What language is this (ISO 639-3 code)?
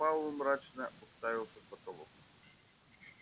rus